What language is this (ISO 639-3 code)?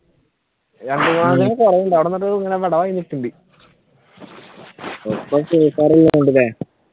mal